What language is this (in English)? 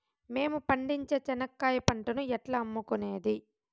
Telugu